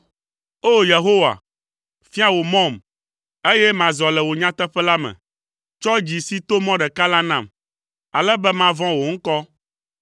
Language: Ewe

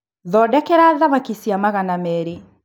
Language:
Kikuyu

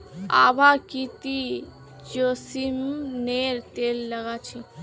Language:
Magahi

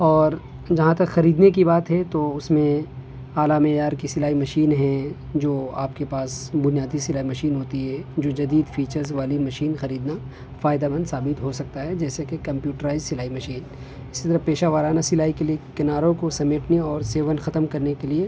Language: Urdu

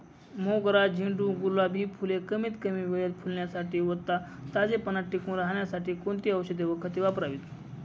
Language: Marathi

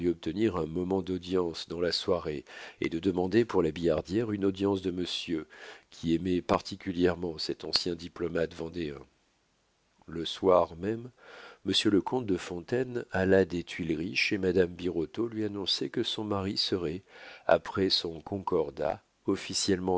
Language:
French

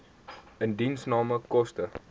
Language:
Afrikaans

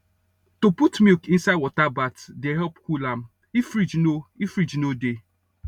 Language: Nigerian Pidgin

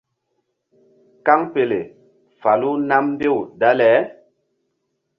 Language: Mbum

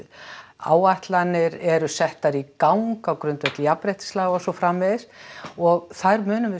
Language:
Icelandic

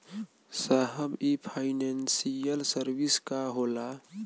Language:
Bhojpuri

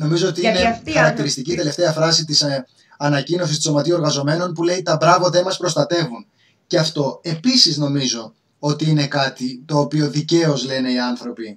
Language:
Greek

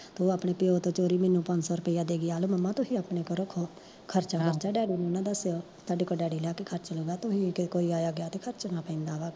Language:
Punjabi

